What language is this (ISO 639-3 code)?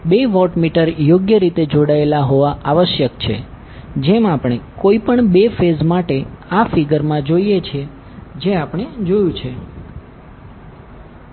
guj